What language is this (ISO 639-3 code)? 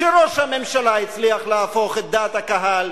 heb